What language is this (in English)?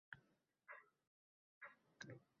Uzbek